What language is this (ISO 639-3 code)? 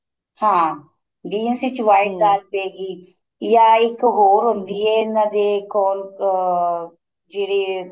pan